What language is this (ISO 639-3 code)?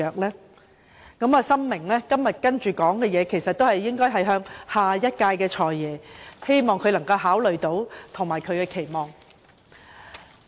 yue